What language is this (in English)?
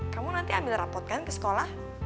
Indonesian